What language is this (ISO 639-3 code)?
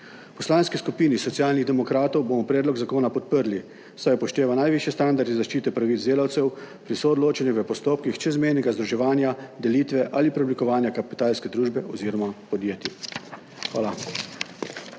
slv